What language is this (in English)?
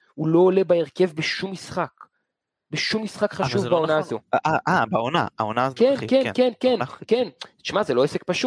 Hebrew